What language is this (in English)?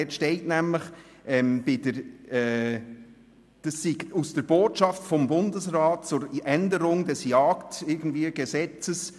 Swiss German